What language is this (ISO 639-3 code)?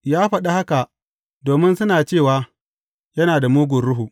hau